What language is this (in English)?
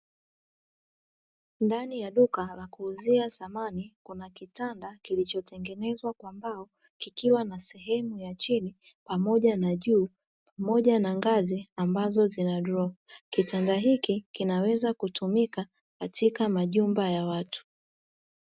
Swahili